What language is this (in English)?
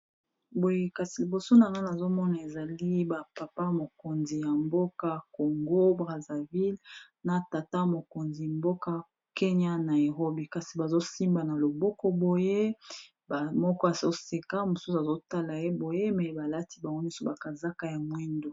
Lingala